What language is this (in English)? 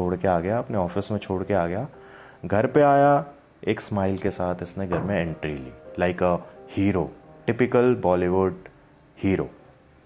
Hindi